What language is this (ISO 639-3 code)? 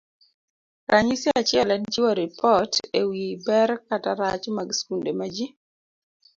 luo